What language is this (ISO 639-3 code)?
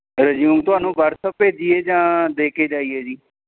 pan